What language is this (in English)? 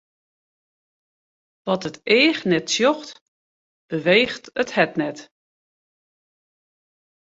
Western Frisian